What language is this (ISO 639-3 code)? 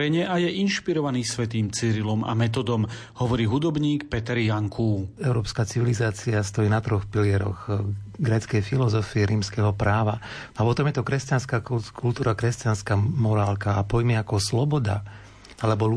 slk